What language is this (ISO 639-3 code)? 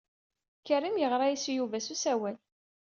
kab